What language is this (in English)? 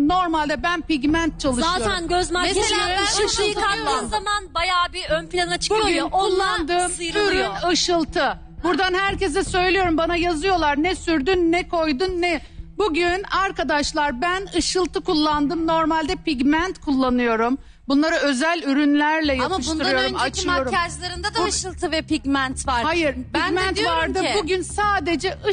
Turkish